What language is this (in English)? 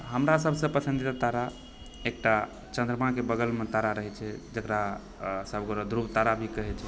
Maithili